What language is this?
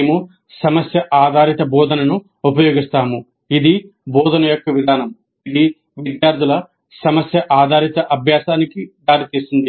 Telugu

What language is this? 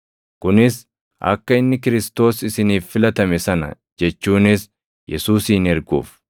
Oromo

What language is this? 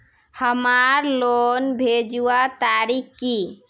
Magahi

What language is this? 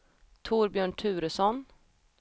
Swedish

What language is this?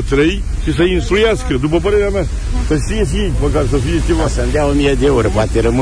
Romanian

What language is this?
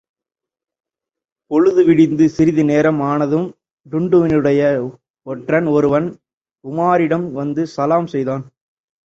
Tamil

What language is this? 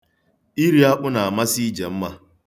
Igbo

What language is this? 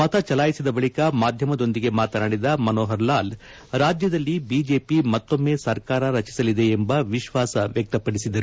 Kannada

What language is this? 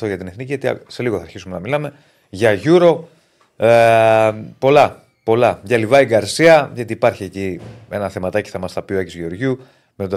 Greek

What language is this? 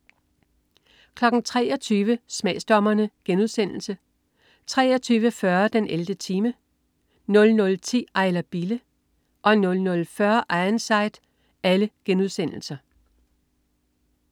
Danish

